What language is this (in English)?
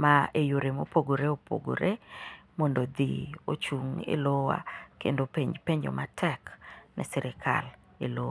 Luo (Kenya and Tanzania)